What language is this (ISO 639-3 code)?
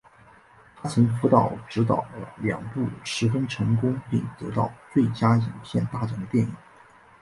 zho